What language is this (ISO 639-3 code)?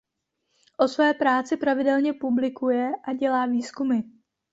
ces